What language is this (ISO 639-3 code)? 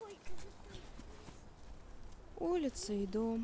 rus